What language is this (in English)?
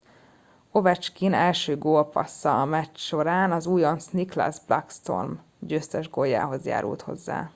Hungarian